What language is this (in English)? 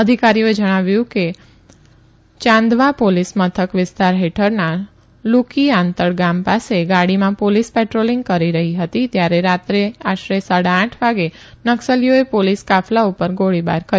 Gujarati